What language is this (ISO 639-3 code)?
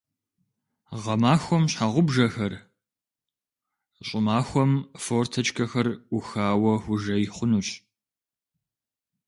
kbd